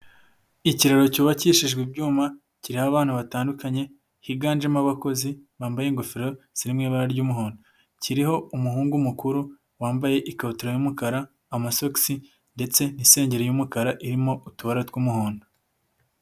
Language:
Kinyarwanda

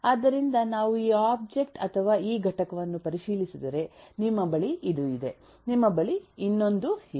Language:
Kannada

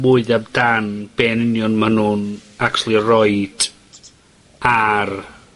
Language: Welsh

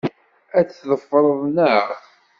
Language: Kabyle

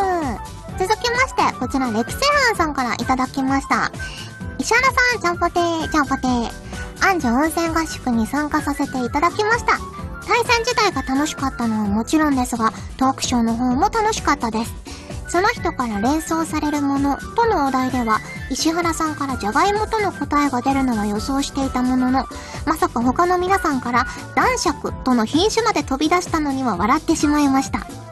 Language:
Japanese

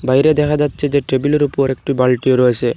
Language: Bangla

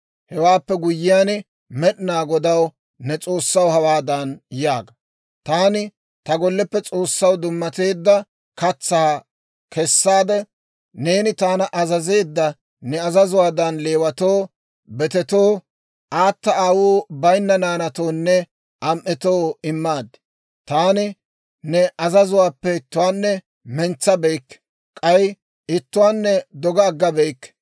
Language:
Dawro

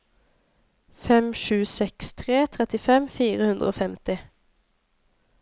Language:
Norwegian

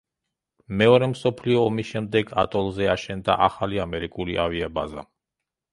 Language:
Georgian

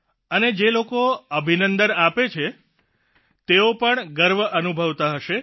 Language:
Gujarati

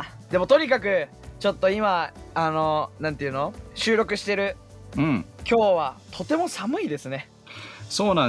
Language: Japanese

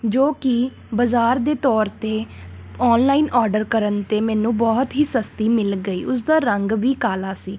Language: Punjabi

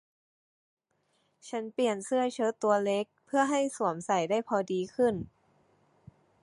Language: Thai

